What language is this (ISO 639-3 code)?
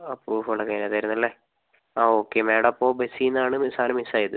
mal